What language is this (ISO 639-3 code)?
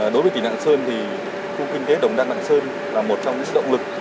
vie